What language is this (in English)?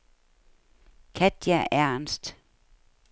Danish